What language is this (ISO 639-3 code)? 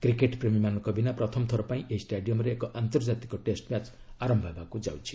ori